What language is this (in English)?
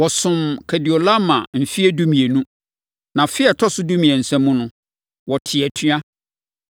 Akan